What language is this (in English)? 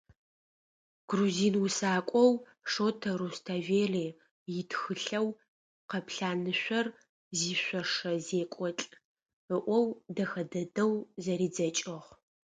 Adyghe